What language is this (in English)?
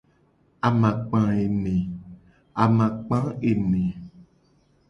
Gen